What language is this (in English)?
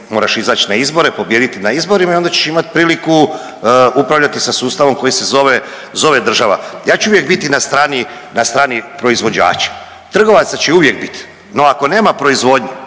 Croatian